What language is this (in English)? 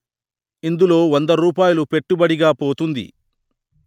Telugu